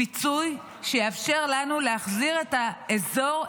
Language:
Hebrew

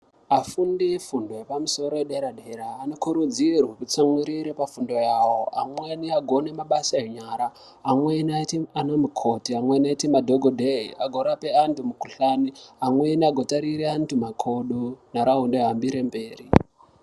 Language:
Ndau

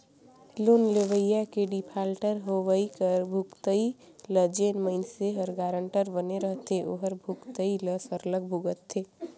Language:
Chhattisgarhi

